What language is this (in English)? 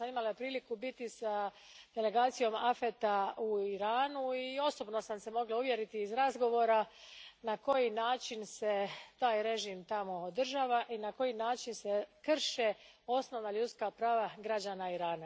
Croatian